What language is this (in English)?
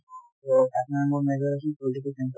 Assamese